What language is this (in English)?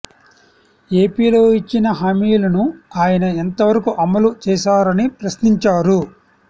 Telugu